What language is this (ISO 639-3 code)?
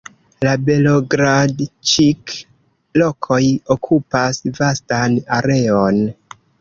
epo